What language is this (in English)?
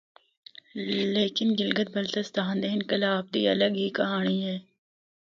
Northern Hindko